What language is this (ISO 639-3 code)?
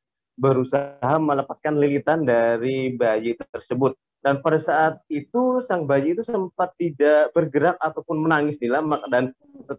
ind